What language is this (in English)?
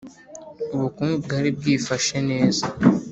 Kinyarwanda